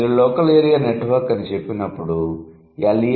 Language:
Telugu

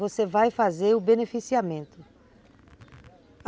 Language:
Portuguese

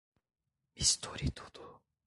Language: Portuguese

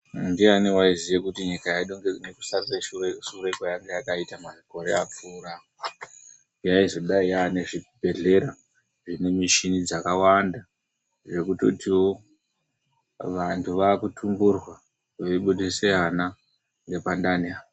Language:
Ndau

